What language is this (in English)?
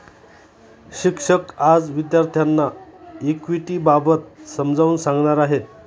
Marathi